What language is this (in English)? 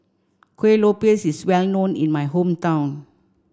English